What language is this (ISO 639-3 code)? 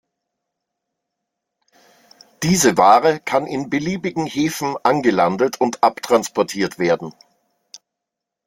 deu